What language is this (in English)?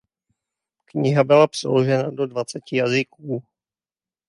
Czech